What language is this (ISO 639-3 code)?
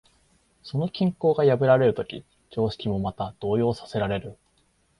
jpn